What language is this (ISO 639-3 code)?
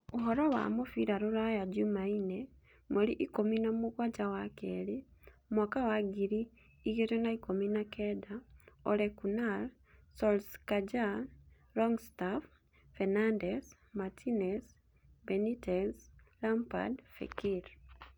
kik